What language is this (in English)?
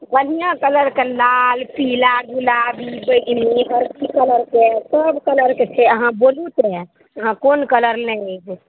Maithili